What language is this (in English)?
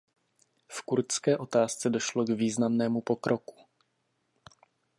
Czech